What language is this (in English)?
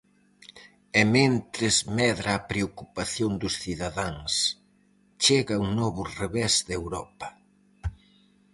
Galician